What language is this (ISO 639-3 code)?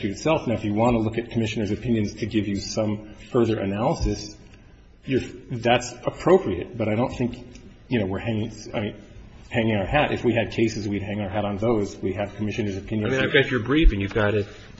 eng